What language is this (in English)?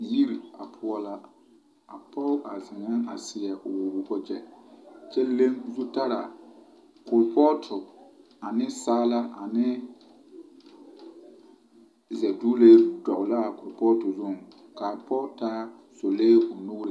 Southern Dagaare